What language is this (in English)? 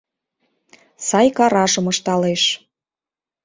Mari